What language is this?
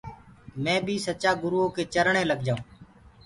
Gurgula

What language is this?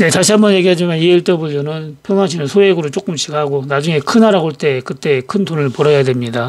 Korean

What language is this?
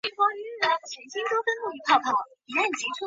Chinese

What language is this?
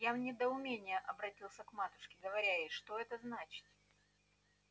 Russian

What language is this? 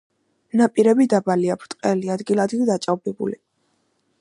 Georgian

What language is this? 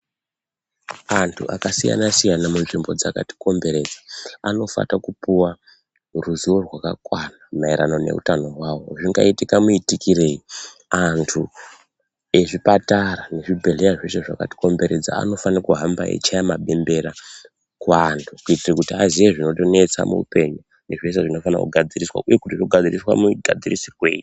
Ndau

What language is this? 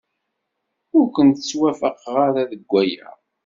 Kabyle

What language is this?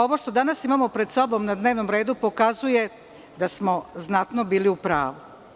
Serbian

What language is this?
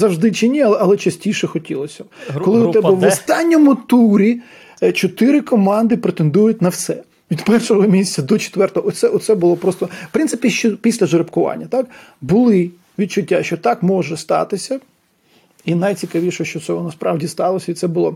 Ukrainian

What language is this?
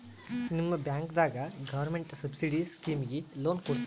Kannada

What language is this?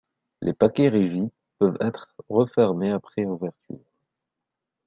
French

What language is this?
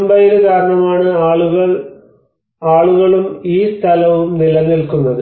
Malayalam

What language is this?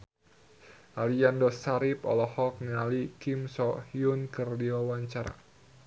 Sundanese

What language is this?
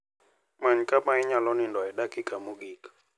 Luo (Kenya and Tanzania)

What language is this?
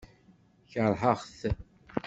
Kabyle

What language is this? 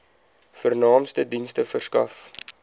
Afrikaans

